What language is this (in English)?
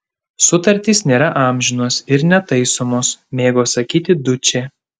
Lithuanian